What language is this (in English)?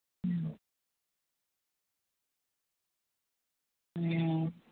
Santali